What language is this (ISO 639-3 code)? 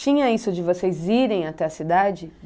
por